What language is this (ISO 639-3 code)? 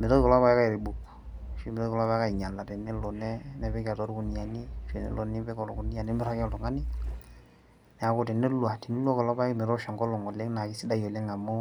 mas